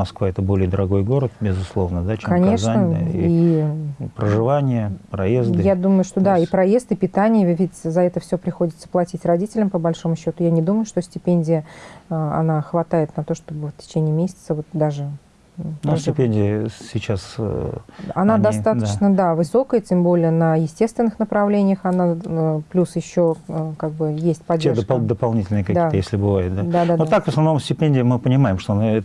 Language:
Russian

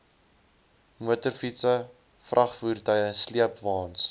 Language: Afrikaans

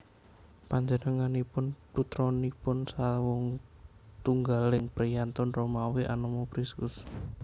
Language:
Javanese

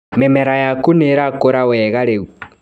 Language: Kikuyu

